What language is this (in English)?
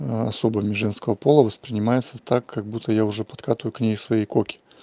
Russian